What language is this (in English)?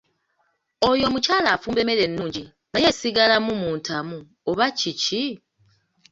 Ganda